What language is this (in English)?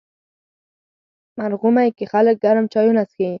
Pashto